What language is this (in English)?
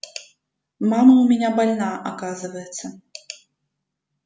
Russian